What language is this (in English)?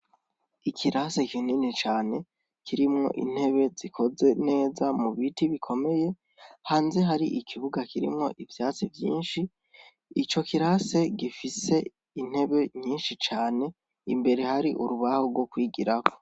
Rundi